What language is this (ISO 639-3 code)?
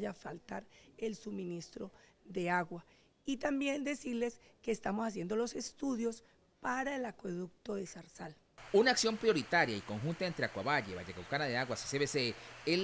spa